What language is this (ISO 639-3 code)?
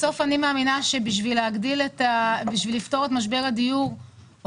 heb